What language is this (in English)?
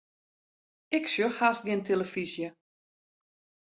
Western Frisian